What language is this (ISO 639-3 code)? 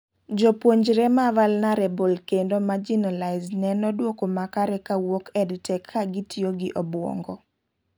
luo